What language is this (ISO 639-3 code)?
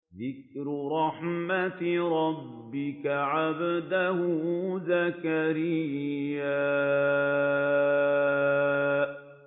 ara